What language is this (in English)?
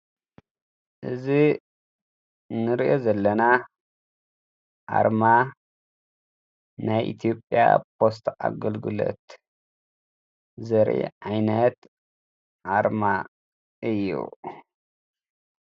Tigrinya